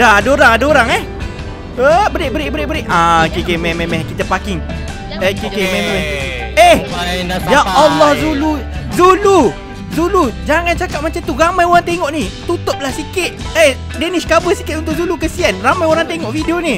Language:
Malay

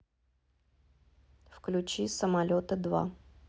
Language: Russian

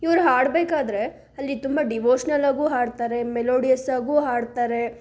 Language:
Kannada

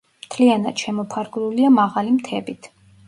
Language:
Georgian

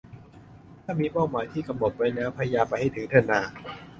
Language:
Thai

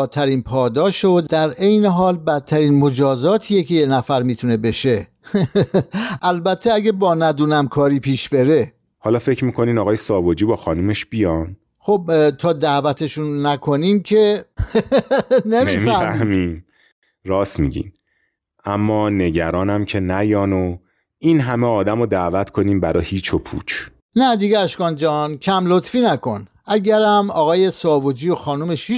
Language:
Persian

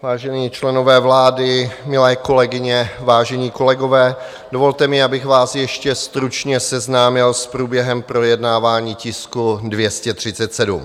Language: Czech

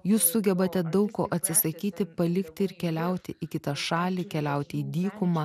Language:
Lithuanian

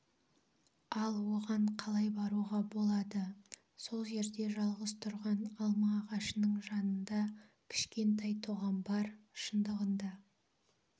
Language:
Kazakh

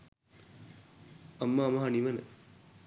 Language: Sinhala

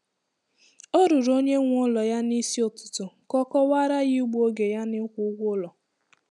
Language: Igbo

